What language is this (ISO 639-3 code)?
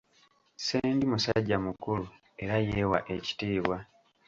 lug